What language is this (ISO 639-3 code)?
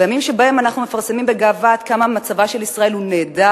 heb